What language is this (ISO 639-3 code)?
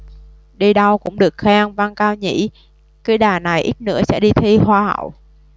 vie